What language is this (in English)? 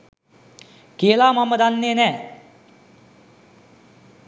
Sinhala